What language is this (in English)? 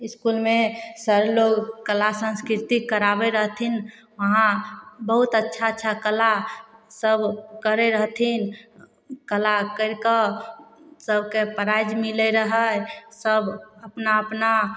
Maithili